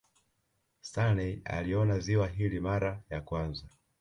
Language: Swahili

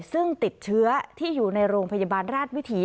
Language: Thai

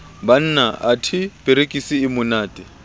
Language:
Southern Sotho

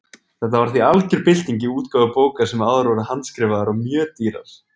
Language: Icelandic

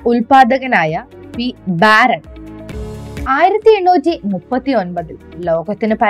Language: Malayalam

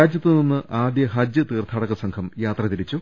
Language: Malayalam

